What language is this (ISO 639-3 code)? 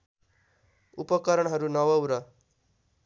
nep